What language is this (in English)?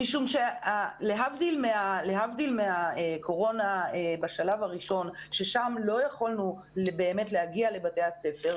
Hebrew